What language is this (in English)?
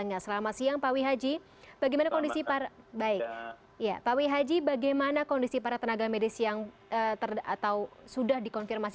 Indonesian